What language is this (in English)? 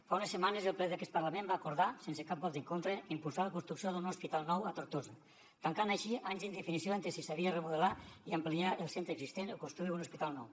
Catalan